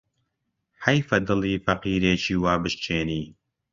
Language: Central Kurdish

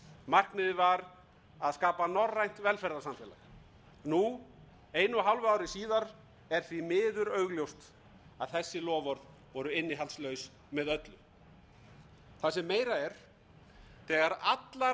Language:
Icelandic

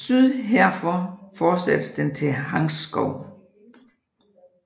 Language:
Danish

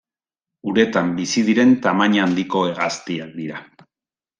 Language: Basque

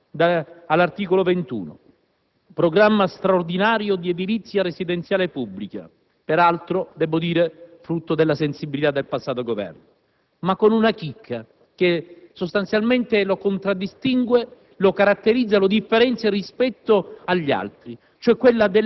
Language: Italian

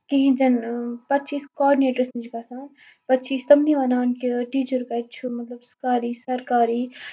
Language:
Kashmiri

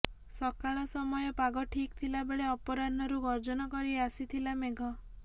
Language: Odia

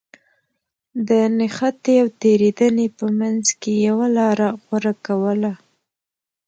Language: Pashto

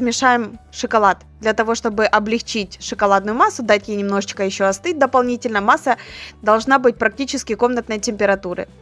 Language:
Russian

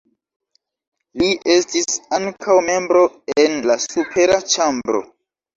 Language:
Esperanto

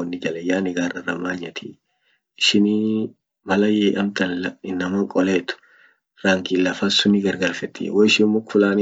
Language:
Orma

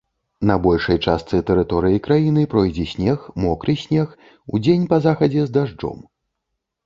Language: Belarusian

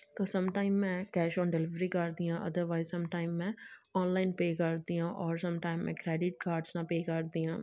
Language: Punjabi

